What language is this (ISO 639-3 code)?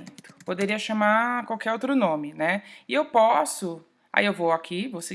por